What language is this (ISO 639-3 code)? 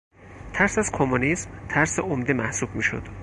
fas